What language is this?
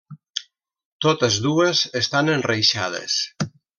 Catalan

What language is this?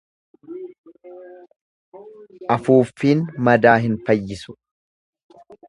Oromo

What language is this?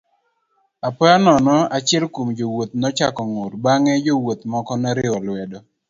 Luo (Kenya and Tanzania)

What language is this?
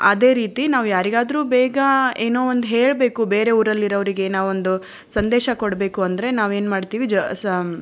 Kannada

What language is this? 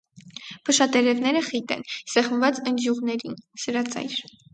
Armenian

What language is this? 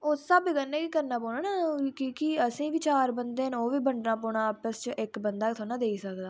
Dogri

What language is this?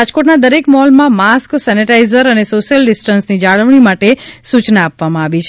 Gujarati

